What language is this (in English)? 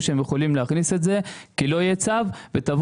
Hebrew